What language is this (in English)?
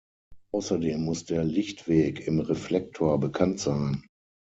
German